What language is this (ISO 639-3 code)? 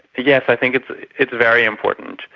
eng